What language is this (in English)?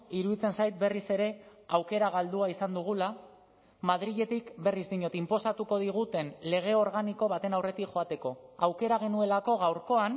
Basque